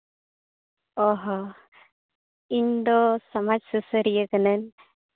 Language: Santali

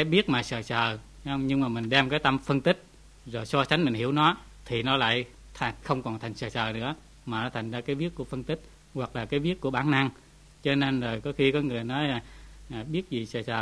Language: Vietnamese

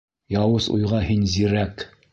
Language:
Bashkir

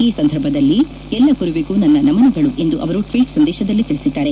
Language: Kannada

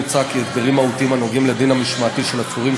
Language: Hebrew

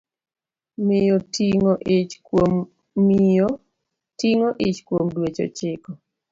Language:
Luo (Kenya and Tanzania)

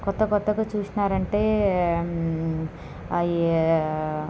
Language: Telugu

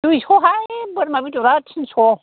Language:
Bodo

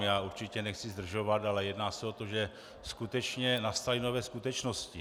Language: Czech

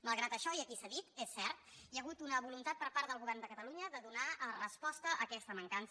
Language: Catalan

